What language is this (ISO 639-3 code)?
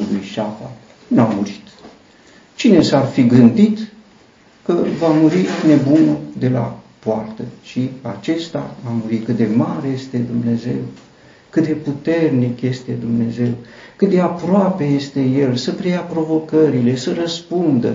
ron